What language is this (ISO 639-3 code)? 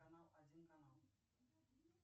rus